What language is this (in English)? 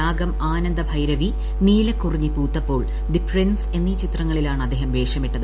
Malayalam